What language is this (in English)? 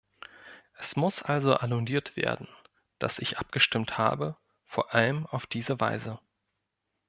German